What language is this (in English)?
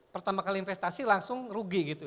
Indonesian